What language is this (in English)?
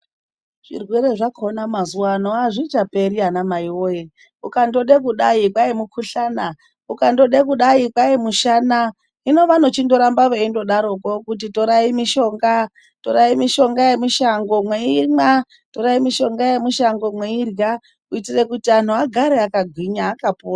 Ndau